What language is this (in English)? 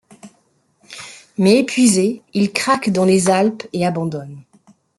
French